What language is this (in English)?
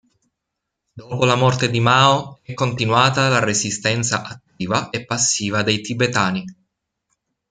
Italian